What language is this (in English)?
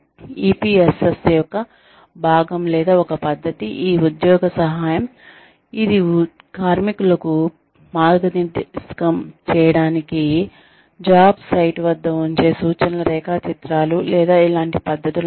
Telugu